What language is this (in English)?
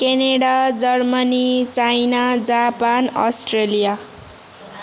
Nepali